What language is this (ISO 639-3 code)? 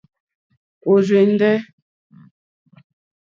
bri